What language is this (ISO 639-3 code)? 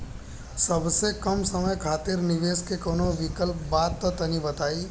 bho